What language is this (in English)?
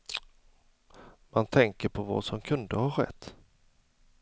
Swedish